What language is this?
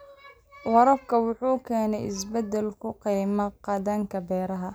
Somali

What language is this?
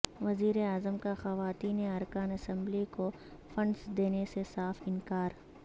Urdu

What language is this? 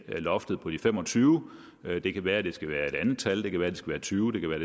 Danish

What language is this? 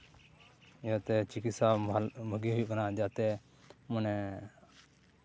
Santali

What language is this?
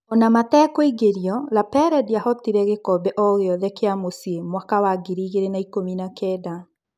Kikuyu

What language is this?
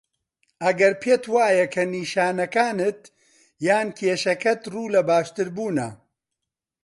Central Kurdish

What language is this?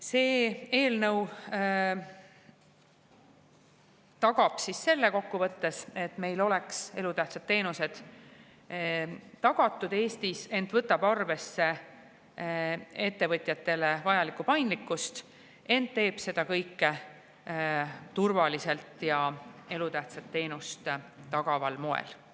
Estonian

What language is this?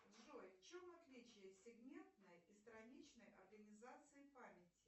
Russian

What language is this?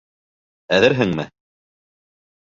Bashkir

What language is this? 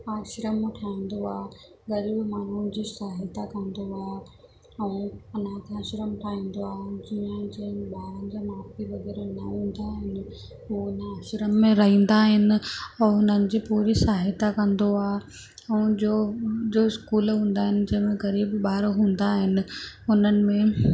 Sindhi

